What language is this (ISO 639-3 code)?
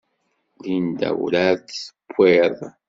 kab